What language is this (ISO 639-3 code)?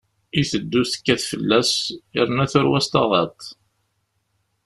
kab